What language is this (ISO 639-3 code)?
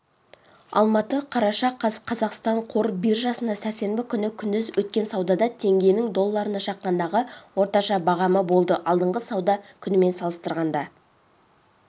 kaz